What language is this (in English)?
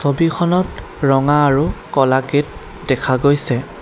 Assamese